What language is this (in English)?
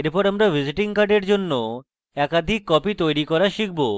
Bangla